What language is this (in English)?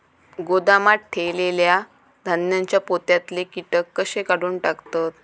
Marathi